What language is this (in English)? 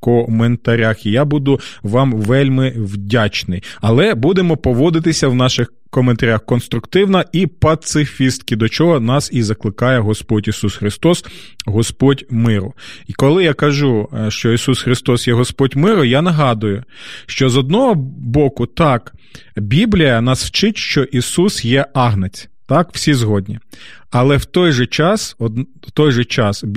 Ukrainian